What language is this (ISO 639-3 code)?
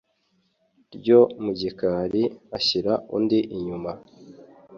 kin